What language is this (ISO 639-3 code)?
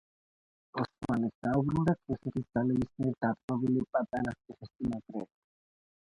kat